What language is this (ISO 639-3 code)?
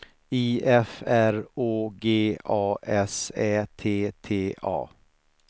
swe